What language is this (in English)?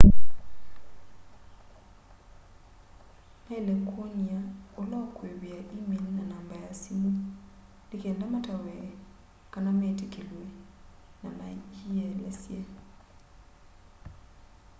Kamba